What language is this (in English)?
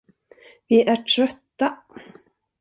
Swedish